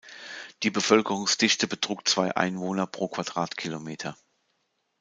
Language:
German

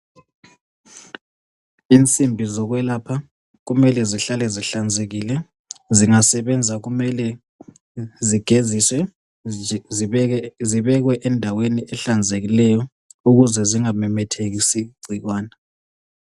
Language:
North Ndebele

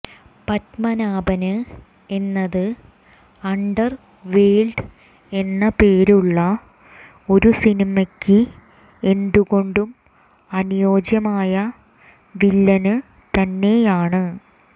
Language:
Malayalam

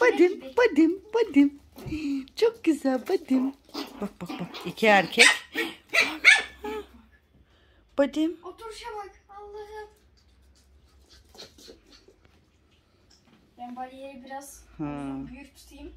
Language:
Turkish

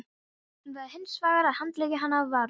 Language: Icelandic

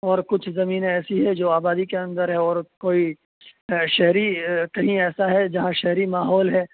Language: Urdu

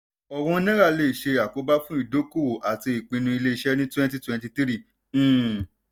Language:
Yoruba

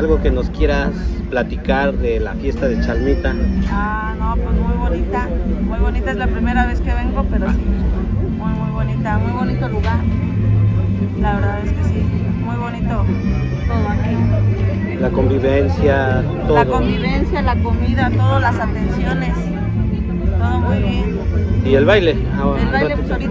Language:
Spanish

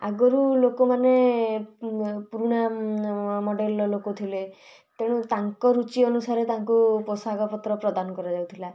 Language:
Odia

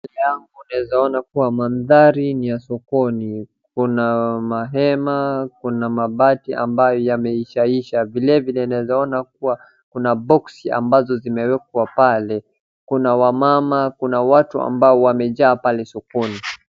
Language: Swahili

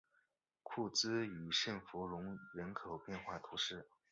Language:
Chinese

